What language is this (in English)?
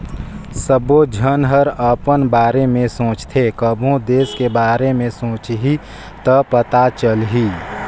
Chhattisgarhi